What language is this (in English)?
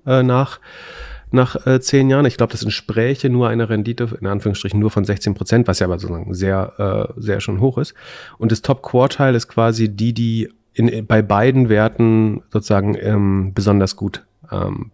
German